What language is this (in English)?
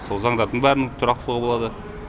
Kazakh